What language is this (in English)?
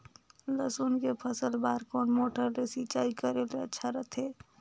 Chhattisgarhi